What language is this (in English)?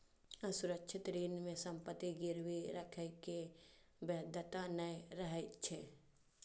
Maithili